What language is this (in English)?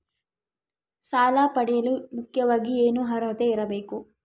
Kannada